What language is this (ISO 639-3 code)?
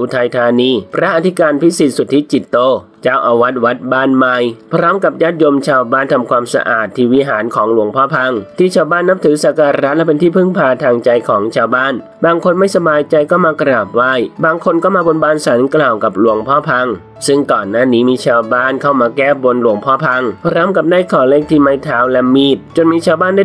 tha